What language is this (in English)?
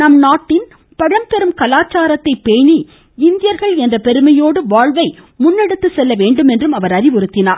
Tamil